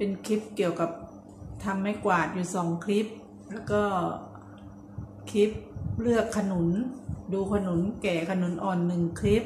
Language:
Thai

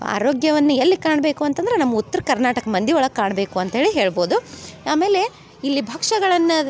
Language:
Kannada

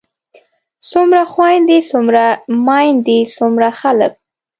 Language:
Pashto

